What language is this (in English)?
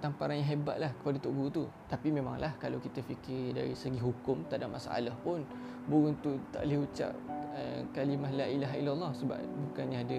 Malay